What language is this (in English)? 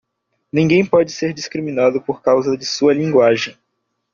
Portuguese